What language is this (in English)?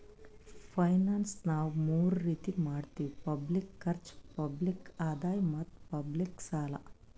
Kannada